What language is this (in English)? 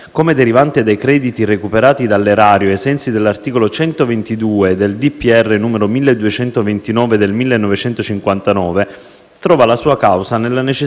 Italian